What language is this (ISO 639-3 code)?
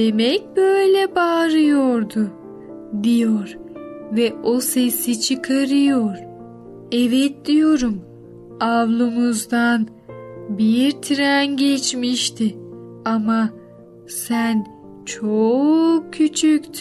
tur